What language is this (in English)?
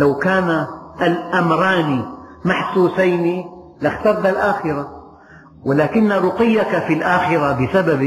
Arabic